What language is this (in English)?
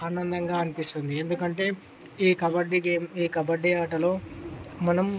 Telugu